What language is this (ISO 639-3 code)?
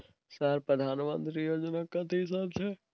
mai